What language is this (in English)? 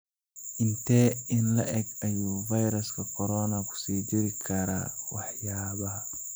Somali